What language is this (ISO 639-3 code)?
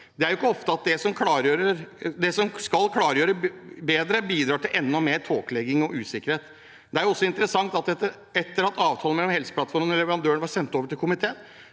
nor